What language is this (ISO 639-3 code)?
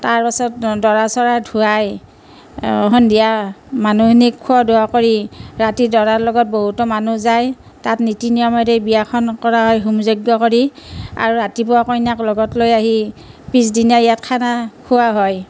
asm